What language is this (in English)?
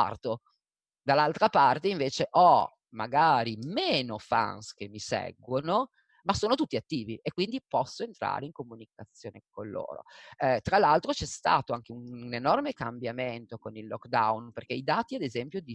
Italian